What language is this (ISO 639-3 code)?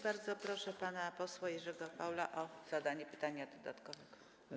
pol